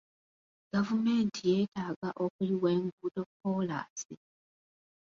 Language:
Ganda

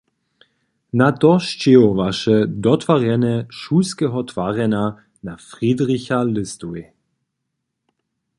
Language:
Upper Sorbian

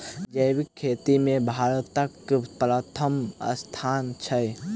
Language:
Maithili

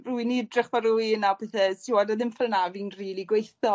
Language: Welsh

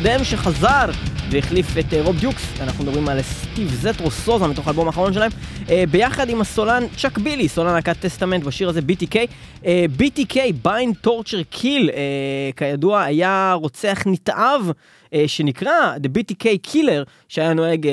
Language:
Hebrew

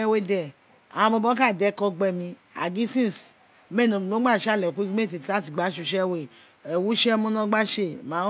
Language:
Isekiri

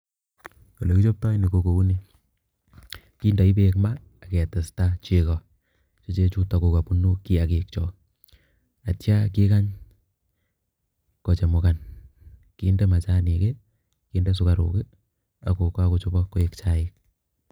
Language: Kalenjin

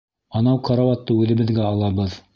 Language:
Bashkir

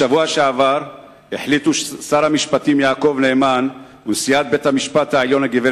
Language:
Hebrew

